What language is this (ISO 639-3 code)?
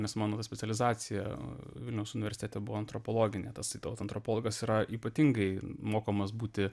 lit